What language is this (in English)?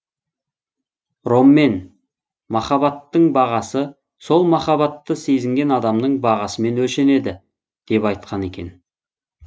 Kazakh